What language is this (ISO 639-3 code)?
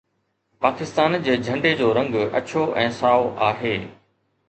snd